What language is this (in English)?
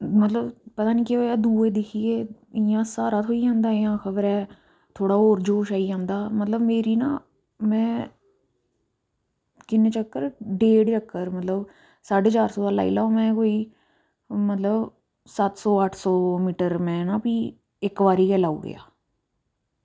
Dogri